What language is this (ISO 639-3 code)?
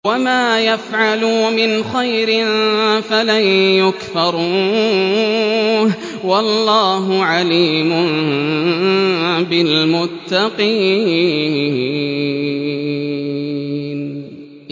ara